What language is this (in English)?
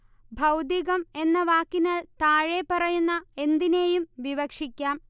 Malayalam